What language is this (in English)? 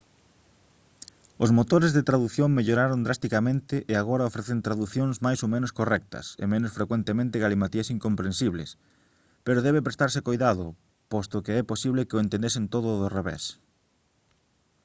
Galician